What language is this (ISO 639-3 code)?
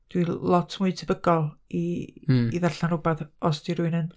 cym